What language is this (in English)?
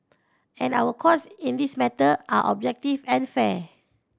English